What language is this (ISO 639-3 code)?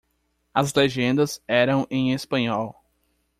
por